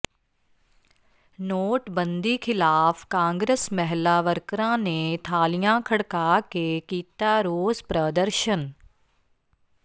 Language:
Punjabi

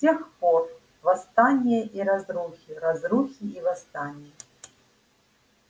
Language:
Russian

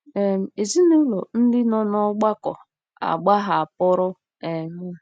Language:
Igbo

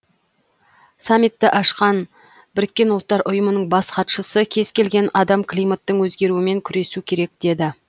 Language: Kazakh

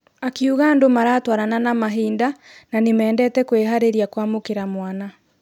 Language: Kikuyu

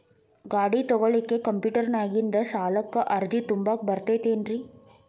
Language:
Kannada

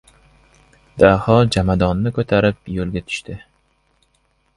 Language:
Uzbek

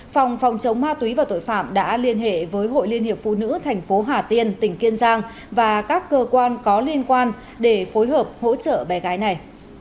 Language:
Vietnamese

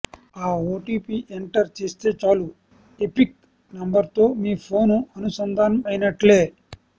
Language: Telugu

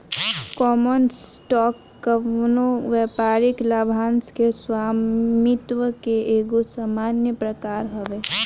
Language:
Bhojpuri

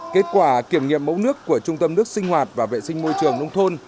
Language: Vietnamese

